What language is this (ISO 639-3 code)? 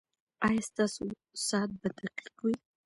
pus